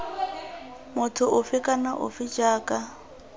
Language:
Tswana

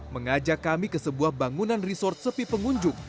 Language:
Indonesian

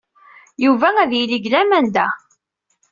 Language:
Kabyle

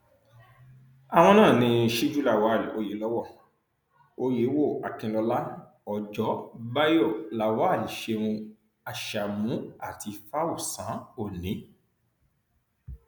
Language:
Yoruba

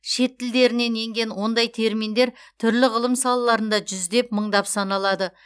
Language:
Kazakh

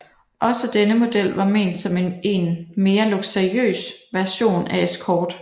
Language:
Danish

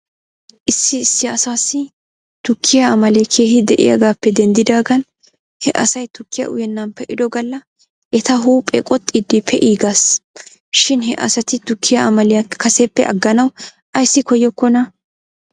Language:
Wolaytta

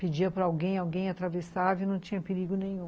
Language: Portuguese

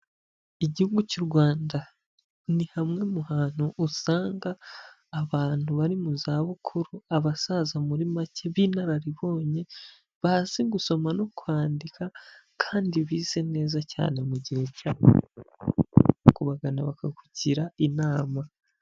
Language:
Kinyarwanda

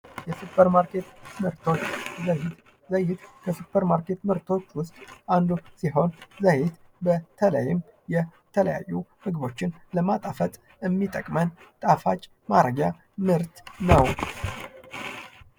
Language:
Amharic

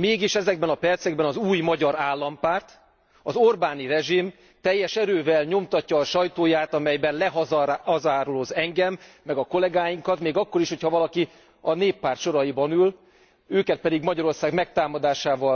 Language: Hungarian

